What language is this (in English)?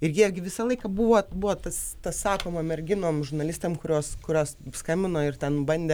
Lithuanian